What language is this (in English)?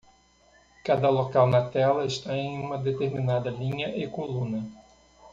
Portuguese